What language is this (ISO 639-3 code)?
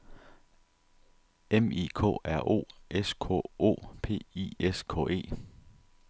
dan